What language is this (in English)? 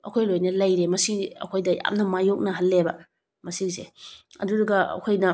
Manipuri